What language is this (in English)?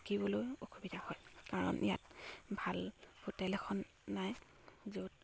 Assamese